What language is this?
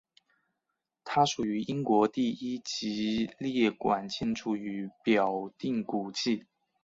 Chinese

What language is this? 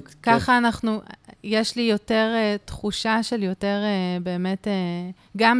Hebrew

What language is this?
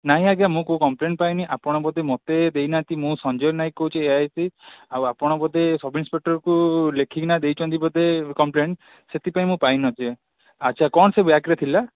Odia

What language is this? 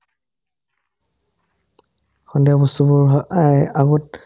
Assamese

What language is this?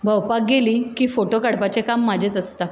Konkani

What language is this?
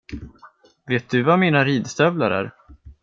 Swedish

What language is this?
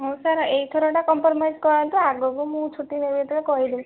Odia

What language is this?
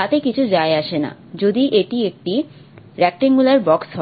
Bangla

